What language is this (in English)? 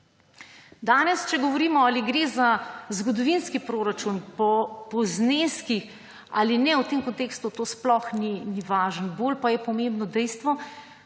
Slovenian